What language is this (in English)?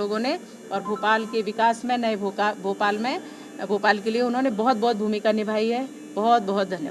Hindi